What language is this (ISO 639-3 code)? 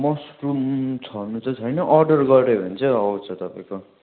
nep